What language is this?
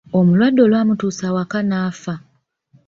Ganda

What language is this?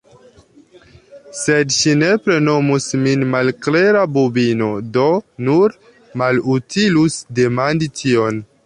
Esperanto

